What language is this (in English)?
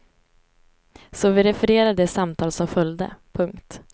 Swedish